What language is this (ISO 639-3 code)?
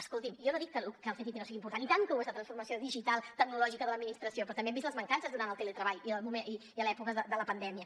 cat